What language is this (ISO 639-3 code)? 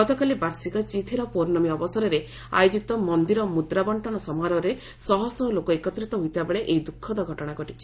ori